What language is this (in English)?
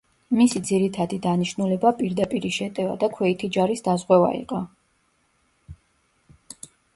Georgian